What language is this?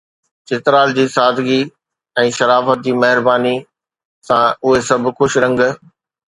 Sindhi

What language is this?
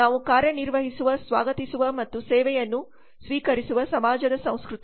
Kannada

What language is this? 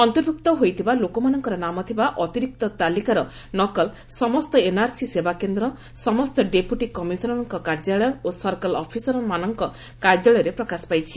Odia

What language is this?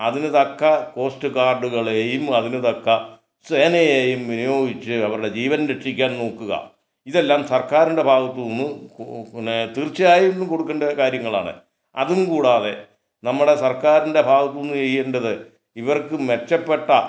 Malayalam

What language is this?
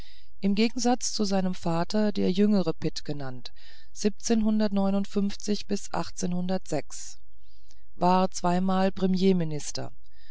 German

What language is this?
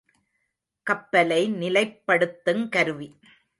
Tamil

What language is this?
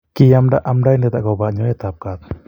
Kalenjin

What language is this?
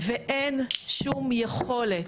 Hebrew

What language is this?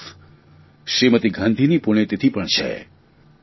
Gujarati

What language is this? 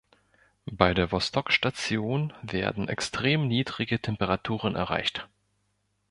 German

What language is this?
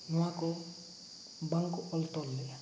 Santali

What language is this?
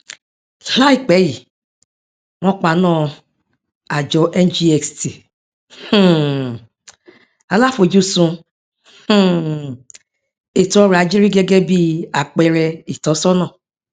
Yoruba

